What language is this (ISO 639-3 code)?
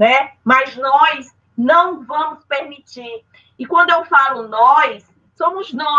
por